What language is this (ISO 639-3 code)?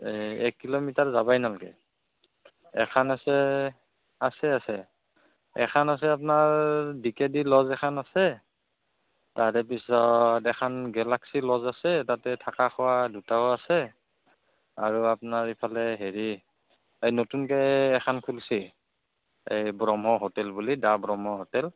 asm